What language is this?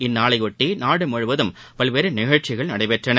Tamil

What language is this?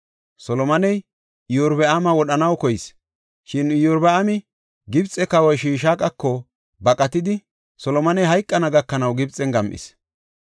Gofa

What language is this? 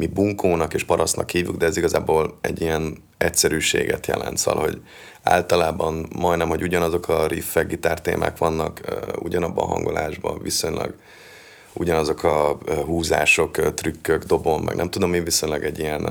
Hungarian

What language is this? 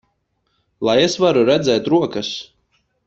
Latvian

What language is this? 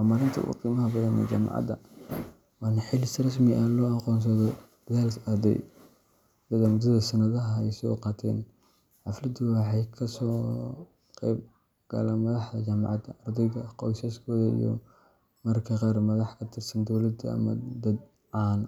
Somali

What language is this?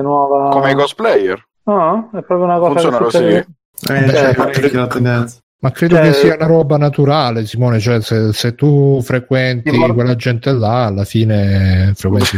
Italian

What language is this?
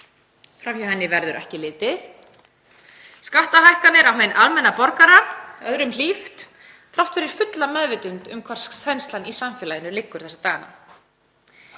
Icelandic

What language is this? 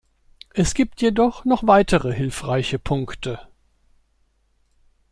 German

